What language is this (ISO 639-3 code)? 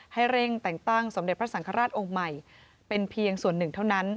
tha